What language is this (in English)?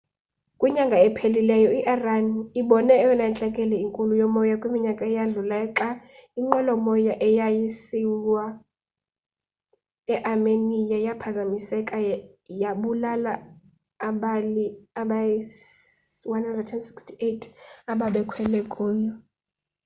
Xhosa